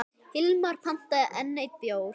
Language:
Icelandic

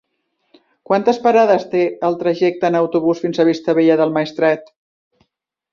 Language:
Catalan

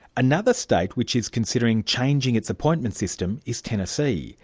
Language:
English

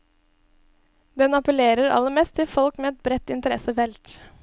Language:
Norwegian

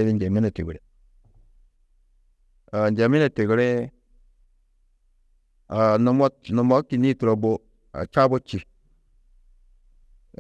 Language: Tedaga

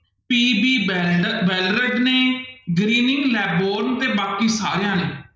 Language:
Punjabi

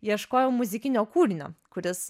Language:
Lithuanian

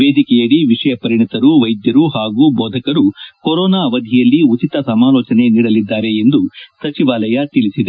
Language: Kannada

